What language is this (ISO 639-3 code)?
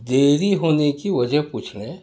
urd